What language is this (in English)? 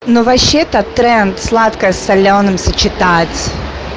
Russian